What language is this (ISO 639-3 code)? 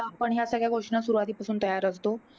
mar